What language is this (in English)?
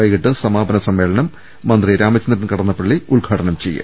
Malayalam